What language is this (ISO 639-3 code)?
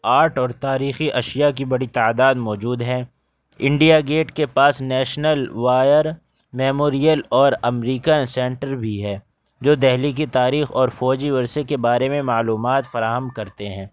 urd